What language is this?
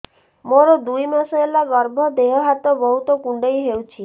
Odia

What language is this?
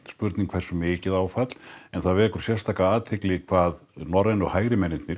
Icelandic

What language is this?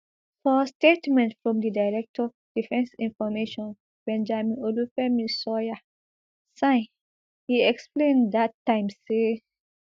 Nigerian Pidgin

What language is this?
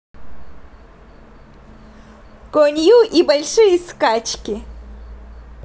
Russian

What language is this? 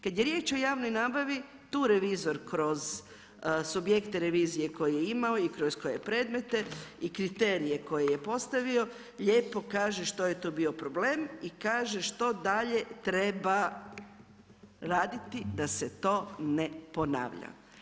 Croatian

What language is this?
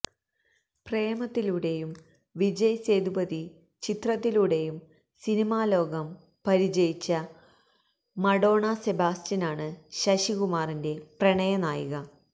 Malayalam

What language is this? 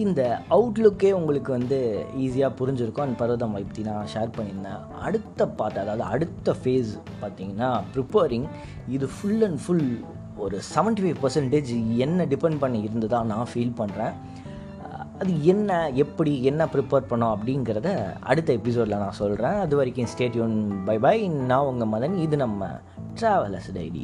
Tamil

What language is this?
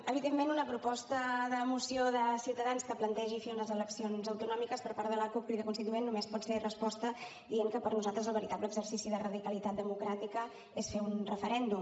Catalan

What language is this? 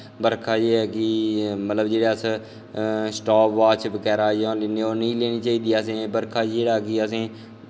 Dogri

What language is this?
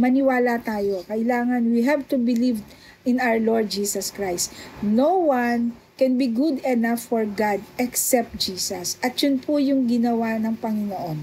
Filipino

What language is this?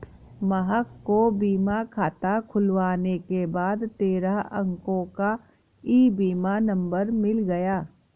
Hindi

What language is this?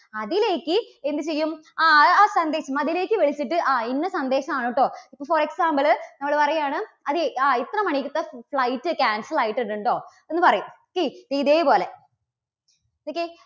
Malayalam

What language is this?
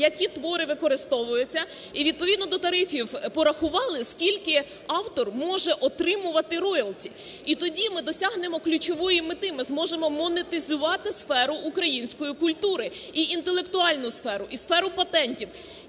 Ukrainian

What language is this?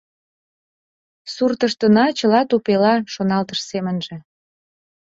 Mari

